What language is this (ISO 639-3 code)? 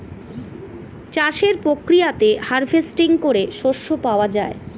ben